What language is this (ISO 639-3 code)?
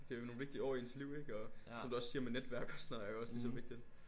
dan